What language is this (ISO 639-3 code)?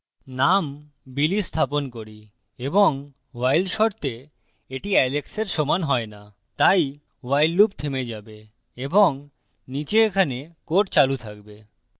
ben